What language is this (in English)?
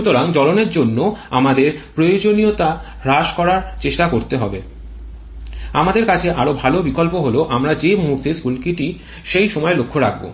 Bangla